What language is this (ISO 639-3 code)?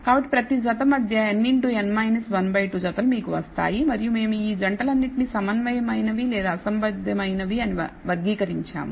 tel